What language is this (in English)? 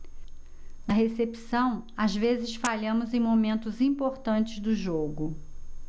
Portuguese